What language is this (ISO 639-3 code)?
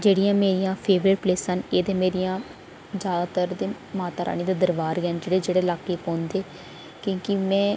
doi